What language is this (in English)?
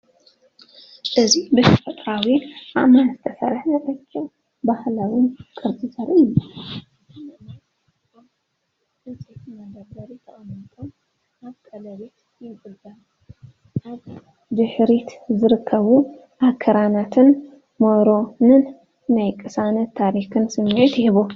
Tigrinya